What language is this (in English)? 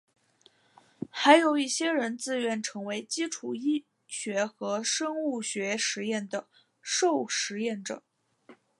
Chinese